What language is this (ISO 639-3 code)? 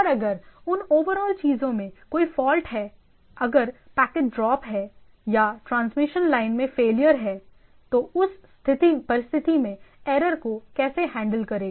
hin